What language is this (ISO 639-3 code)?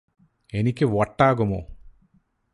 mal